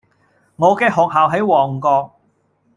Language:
Cantonese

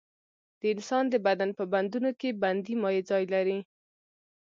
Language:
Pashto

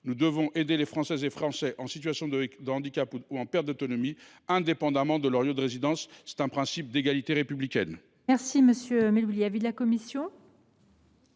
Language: French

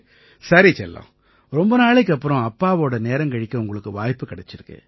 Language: Tamil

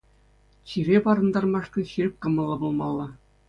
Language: Chuvash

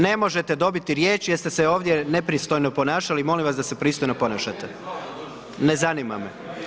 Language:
Croatian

